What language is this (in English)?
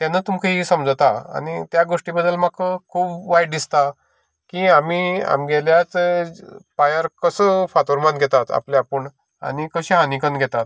Konkani